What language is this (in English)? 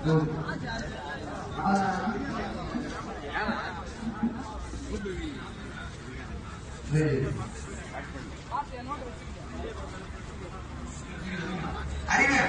Spanish